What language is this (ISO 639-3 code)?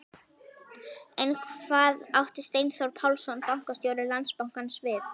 isl